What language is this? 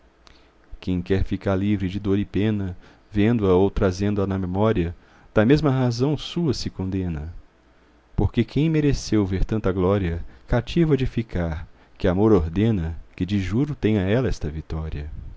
Portuguese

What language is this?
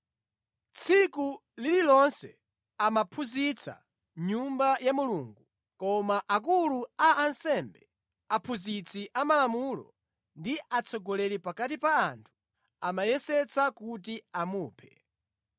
Nyanja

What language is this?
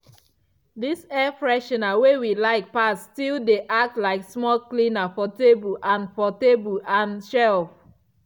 Nigerian Pidgin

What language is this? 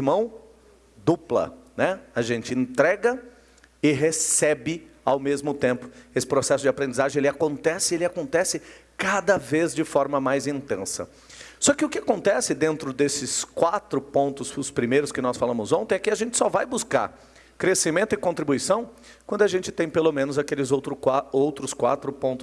Portuguese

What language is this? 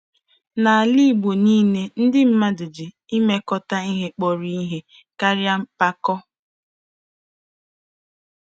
Igbo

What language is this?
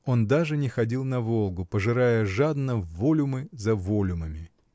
Russian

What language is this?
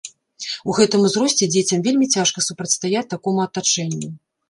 Belarusian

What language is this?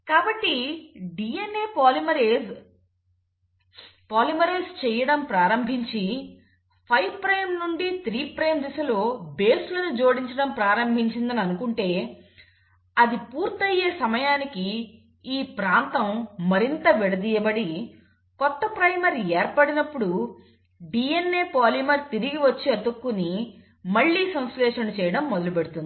Telugu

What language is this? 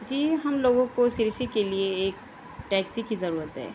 Urdu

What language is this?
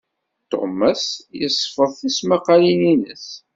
Kabyle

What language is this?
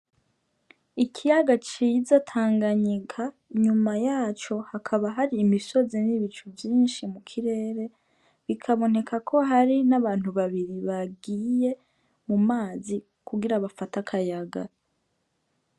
Rundi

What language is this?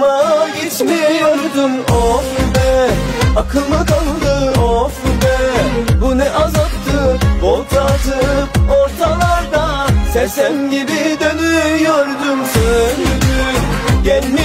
Thai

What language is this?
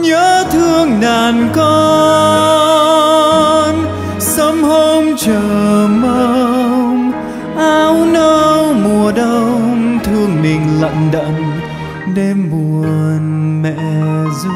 Vietnamese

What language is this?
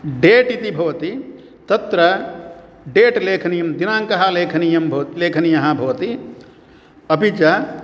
Sanskrit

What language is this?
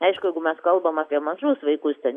Lithuanian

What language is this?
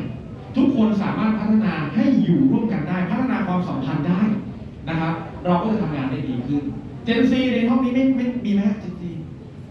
Thai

